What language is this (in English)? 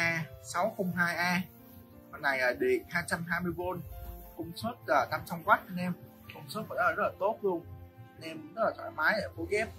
Vietnamese